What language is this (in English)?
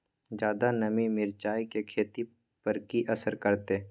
Maithili